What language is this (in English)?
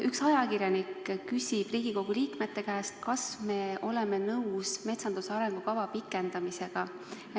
Estonian